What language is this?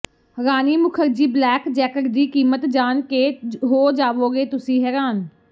Punjabi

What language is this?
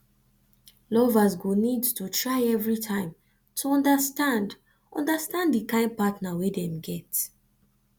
Nigerian Pidgin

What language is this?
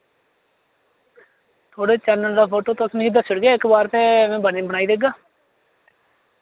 Dogri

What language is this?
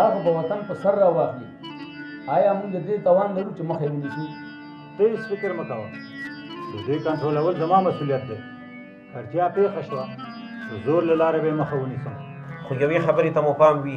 Arabic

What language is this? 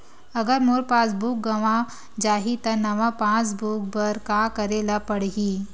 Chhattisgarhi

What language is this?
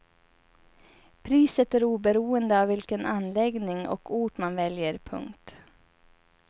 Swedish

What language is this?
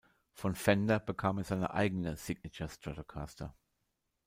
German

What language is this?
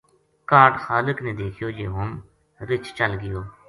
Gujari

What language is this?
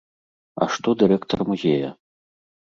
Belarusian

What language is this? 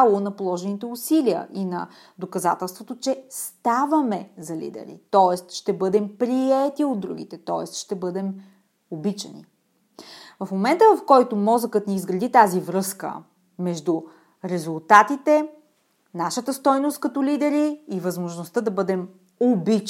Bulgarian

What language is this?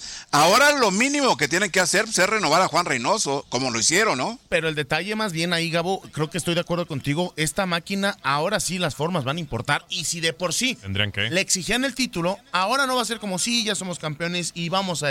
Spanish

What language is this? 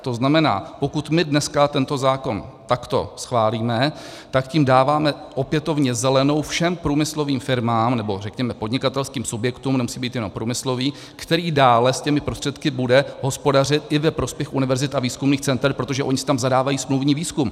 Czech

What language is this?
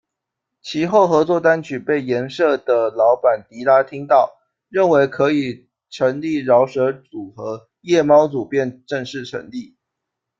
Chinese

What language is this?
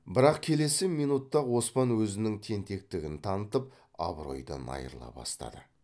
Kazakh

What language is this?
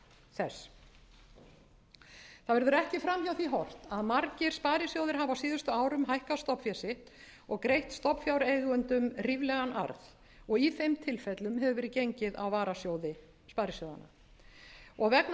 Icelandic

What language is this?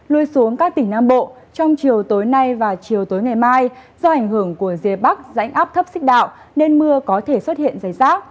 Vietnamese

